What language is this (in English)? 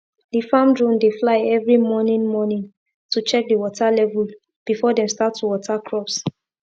Nigerian Pidgin